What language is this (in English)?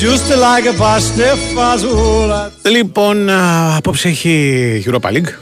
Greek